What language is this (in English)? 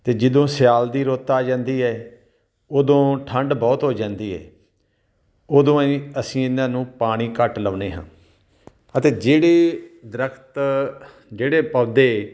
Punjabi